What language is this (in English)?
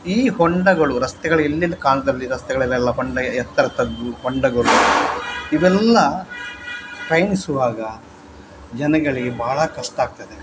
Kannada